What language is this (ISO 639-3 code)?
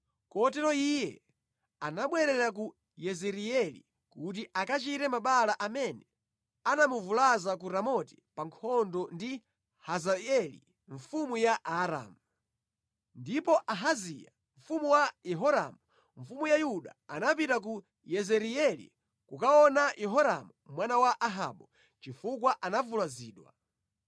nya